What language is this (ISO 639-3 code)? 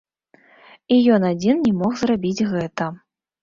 bel